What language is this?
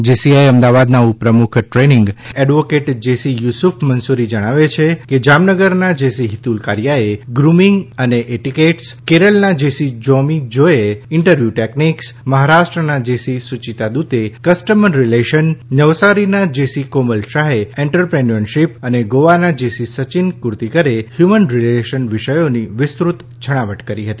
Gujarati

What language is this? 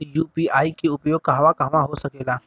Bhojpuri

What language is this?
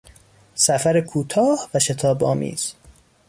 Persian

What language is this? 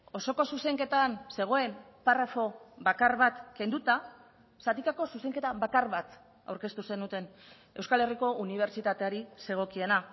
Basque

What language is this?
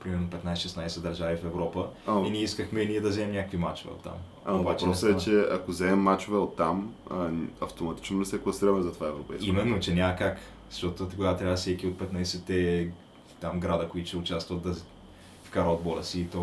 Bulgarian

